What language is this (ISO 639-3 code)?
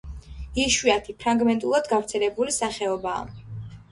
kat